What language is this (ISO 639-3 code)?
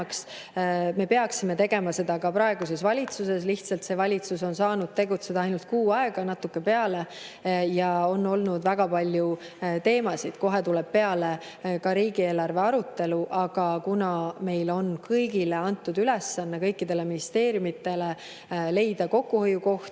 est